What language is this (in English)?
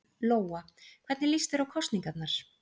Icelandic